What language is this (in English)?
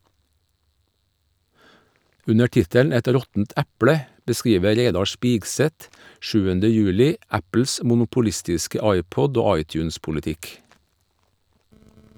Norwegian